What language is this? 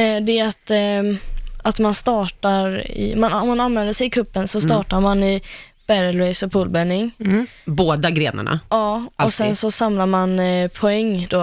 Swedish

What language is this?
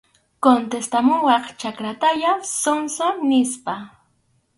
Arequipa-La Unión Quechua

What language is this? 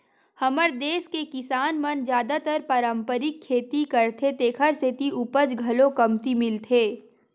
Chhattisgarhi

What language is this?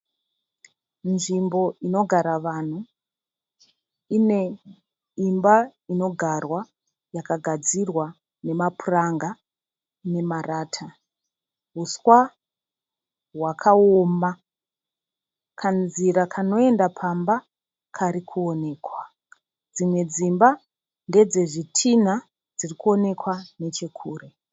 Shona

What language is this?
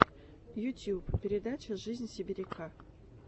Russian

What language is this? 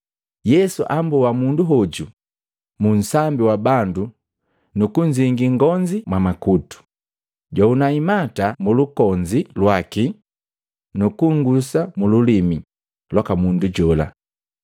Matengo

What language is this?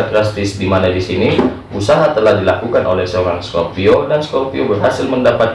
Indonesian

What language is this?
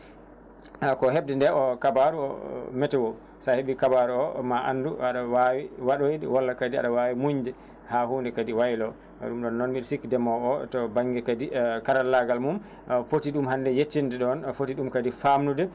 Fula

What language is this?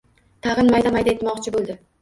Uzbek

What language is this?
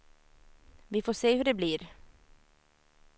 Swedish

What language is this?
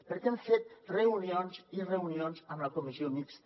Catalan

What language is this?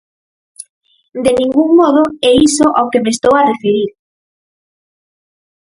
Galician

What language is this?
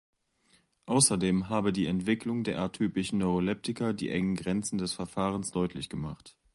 German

